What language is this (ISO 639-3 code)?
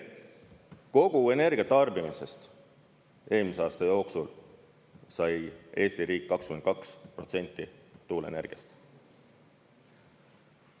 est